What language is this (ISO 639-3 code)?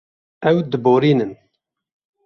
kur